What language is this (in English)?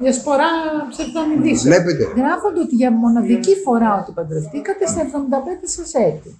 Greek